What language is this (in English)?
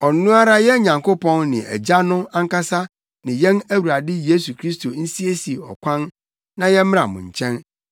Akan